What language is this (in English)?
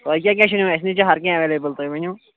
Kashmiri